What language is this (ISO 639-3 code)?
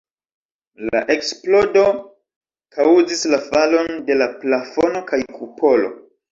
epo